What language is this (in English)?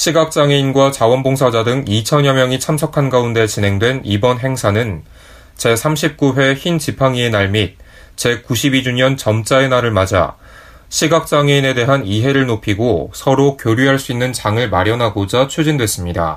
Korean